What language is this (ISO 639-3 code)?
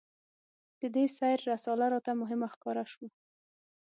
pus